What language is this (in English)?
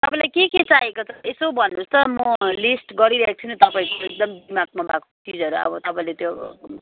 Nepali